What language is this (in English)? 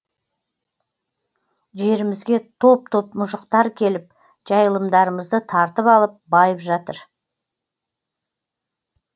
Kazakh